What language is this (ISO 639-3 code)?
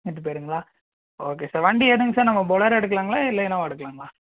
tam